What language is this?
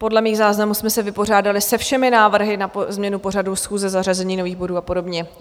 Czech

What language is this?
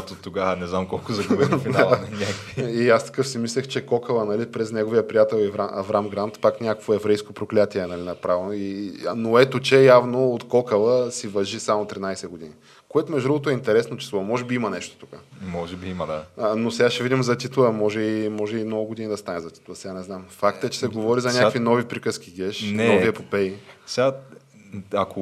Bulgarian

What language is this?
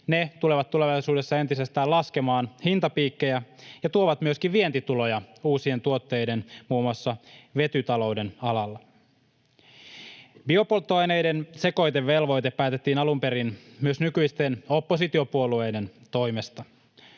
Finnish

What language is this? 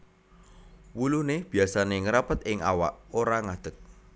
Javanese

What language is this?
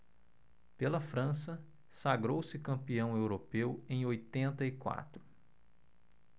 Portuguese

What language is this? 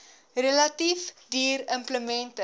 Afrikaans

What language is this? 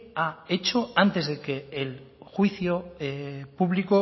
Spanish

